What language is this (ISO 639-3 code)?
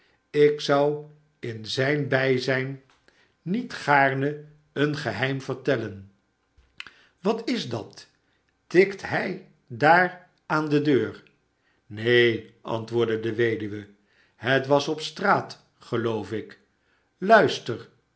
nld